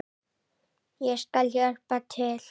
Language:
Icelandic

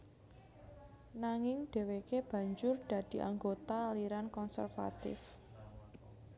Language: Javanese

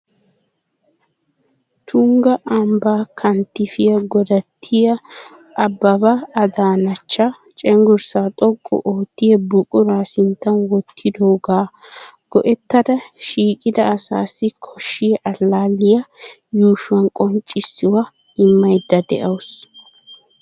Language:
Wolaytta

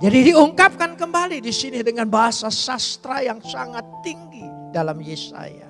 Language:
Indonesian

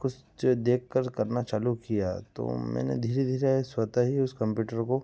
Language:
Hindi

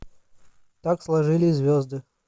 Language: Russian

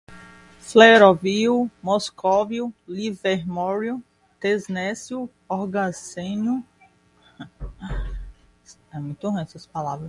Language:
Portuguese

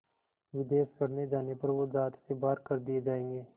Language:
Hindi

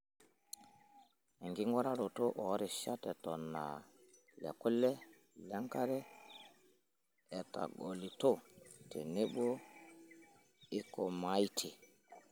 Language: Masai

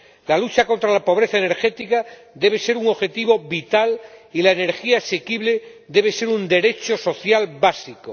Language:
Spanish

